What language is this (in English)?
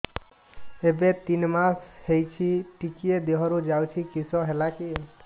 Odia